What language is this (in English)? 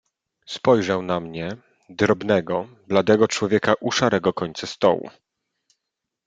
Polish